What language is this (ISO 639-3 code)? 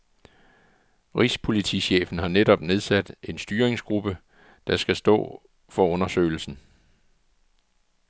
dan